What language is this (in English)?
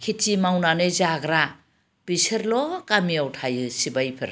Bodo